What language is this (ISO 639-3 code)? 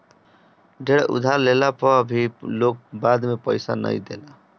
bho